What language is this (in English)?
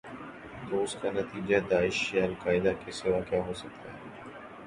Urdu